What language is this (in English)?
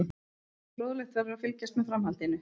Icelandic